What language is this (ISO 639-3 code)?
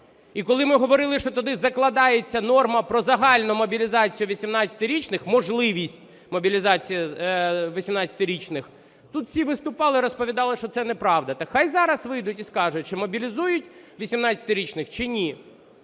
ukr